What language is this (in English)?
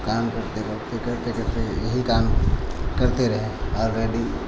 Hindi